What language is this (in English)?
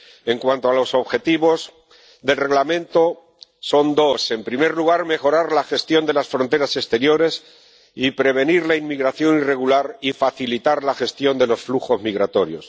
Spanish